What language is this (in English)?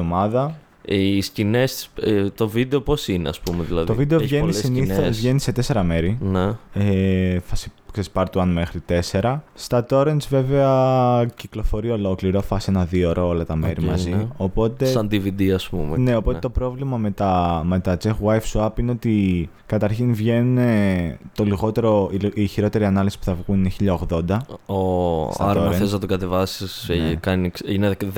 Greek